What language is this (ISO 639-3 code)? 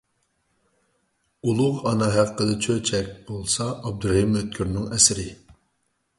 uig